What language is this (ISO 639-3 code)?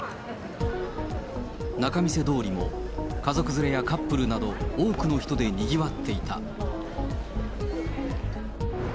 jpn